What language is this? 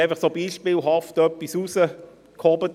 Swiss German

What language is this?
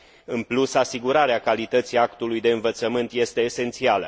Romanian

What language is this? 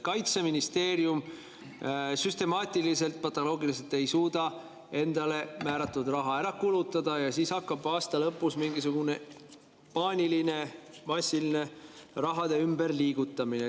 Estonian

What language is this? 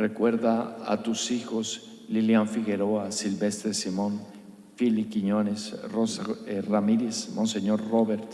Spanish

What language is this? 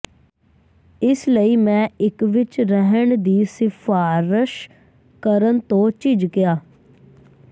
Punjabi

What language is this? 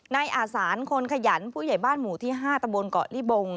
Thai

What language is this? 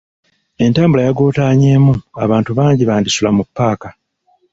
Ganda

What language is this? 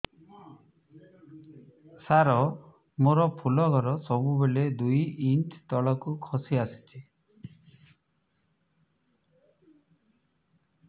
Odia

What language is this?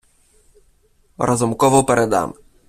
Ukrainian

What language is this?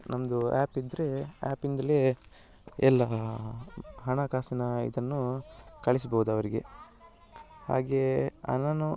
Kannada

